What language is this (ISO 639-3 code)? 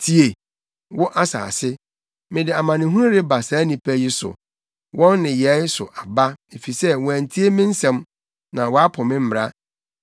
aka